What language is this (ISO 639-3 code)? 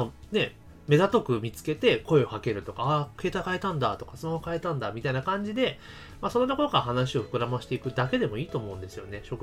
jpn